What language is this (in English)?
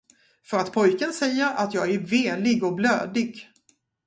Swedish